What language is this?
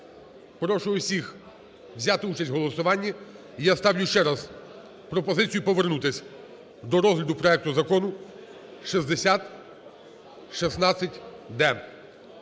Ukrainian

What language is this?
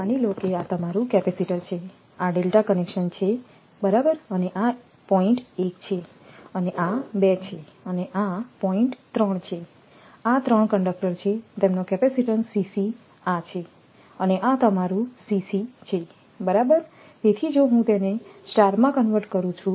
Gujarati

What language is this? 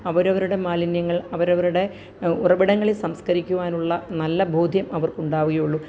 Malayalam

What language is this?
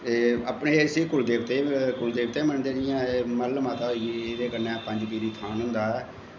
Dogri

